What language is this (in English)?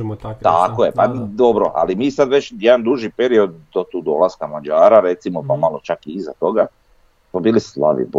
Croatian